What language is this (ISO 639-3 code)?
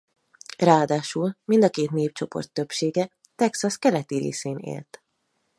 hun